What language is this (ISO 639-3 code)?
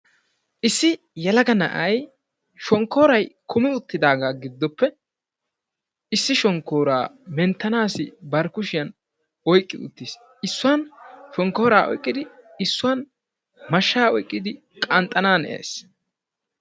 wal